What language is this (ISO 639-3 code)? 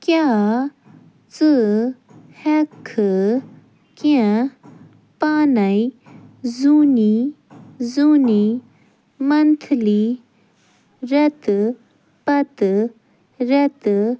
kas